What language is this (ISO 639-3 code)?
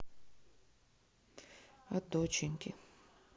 rus